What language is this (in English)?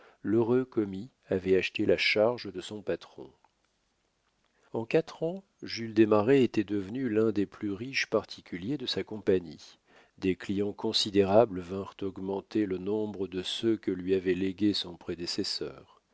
French